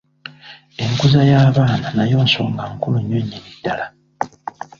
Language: Ganda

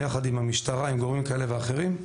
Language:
Hebrew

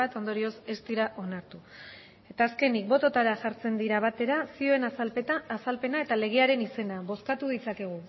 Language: Basque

